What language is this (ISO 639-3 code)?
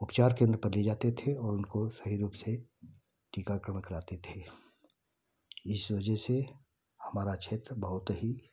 hin